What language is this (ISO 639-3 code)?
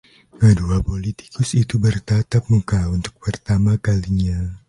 ind